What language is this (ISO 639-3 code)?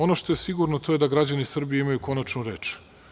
srp